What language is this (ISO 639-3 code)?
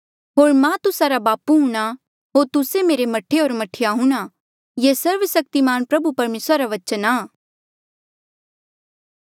mjl